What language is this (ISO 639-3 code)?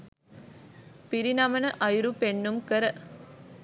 sin